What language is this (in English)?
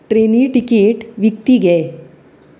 Konkani